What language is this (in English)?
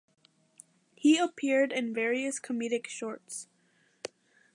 English